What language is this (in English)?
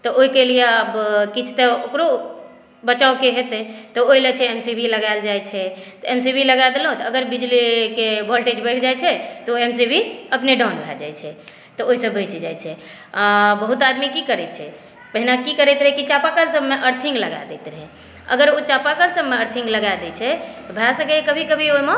Maithili